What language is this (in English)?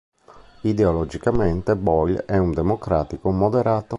Italian